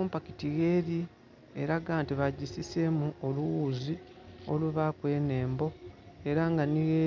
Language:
Soga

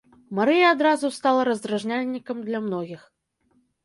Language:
Belarusian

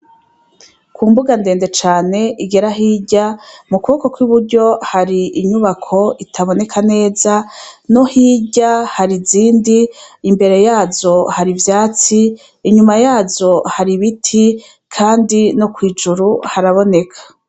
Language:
Rundi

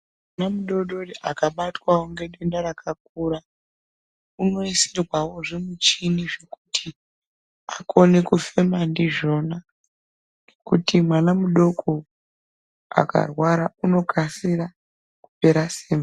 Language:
Ndau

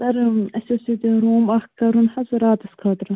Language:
Kashmiri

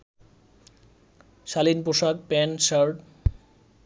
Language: Bangla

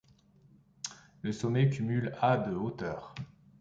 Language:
French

